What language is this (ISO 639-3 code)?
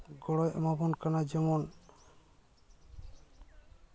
sat